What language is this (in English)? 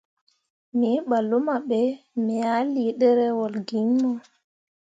Mundang